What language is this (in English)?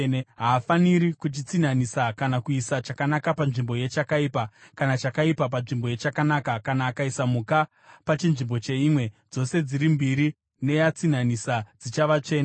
Shona